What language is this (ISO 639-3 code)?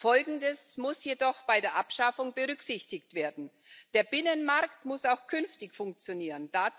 deu